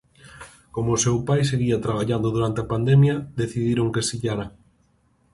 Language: Galician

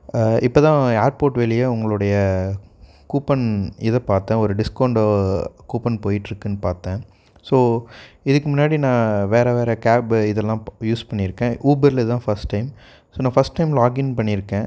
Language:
Tamil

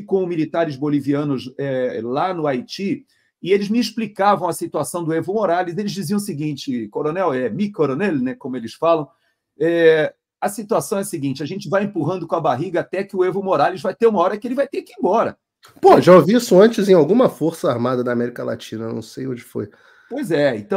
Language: Portuguese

